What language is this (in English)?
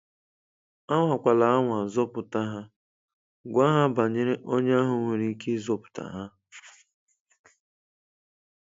Igbo